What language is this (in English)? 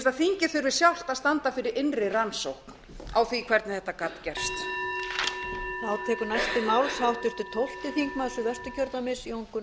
Icelandic